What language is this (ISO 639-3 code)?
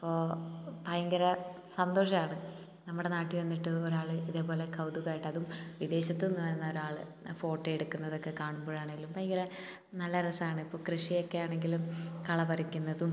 mal